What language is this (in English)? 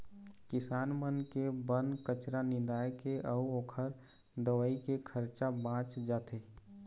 Chhattisgarhi